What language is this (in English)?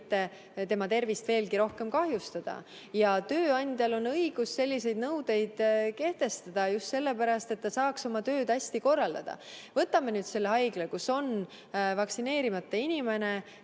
Estonian